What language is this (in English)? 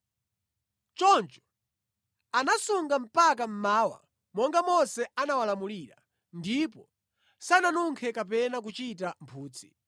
Nyanja